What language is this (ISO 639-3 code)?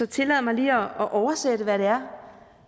dan